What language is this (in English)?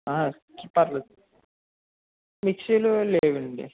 Telugu